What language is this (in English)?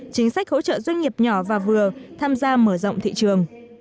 Vietnamese